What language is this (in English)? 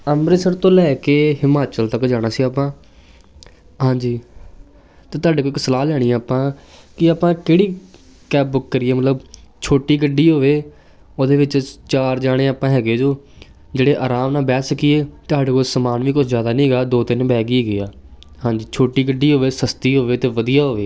Punjabi